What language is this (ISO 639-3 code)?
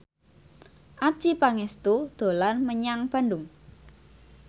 jav